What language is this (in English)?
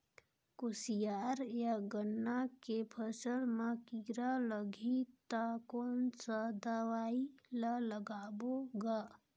Chhattisgarhi